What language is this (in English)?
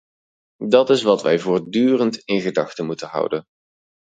Dutch